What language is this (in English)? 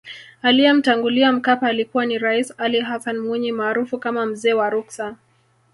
Swahili